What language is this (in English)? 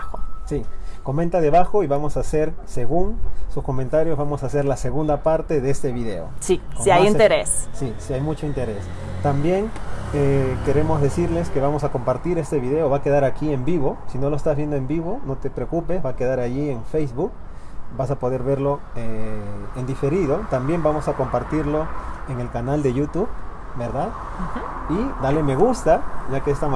Spanish